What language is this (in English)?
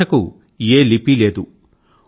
Telugu